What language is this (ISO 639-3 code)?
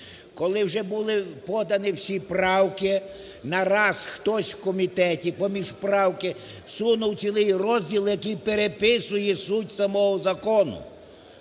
ukr